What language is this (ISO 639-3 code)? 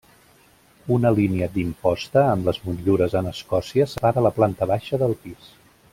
cat